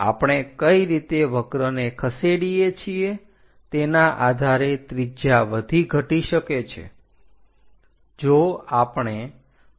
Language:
Gujarati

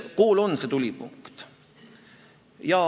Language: Estonian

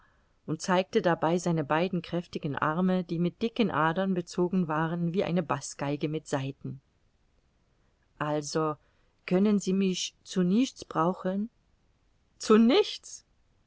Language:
German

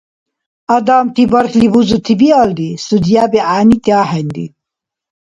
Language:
Dargwa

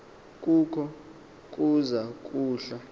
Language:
Xhosa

